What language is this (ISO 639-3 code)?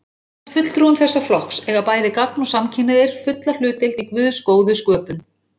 isl